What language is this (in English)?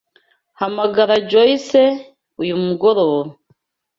Kinyarwanda